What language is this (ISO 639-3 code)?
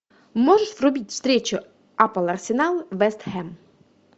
rus